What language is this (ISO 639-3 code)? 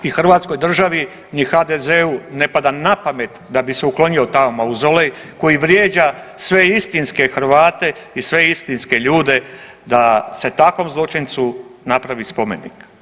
hrv